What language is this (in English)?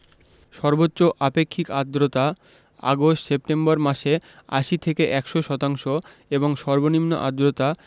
Bangla